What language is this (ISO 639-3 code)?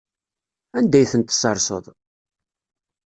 kab